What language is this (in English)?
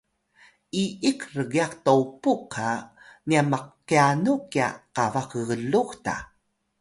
Atayal